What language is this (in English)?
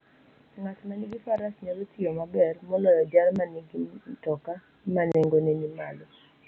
Luo (Kenya and Tanzania)